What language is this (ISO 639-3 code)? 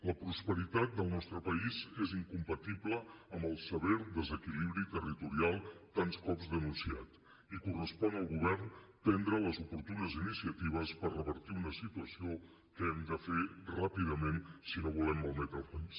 cat